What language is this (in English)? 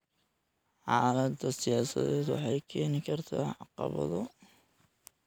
Somali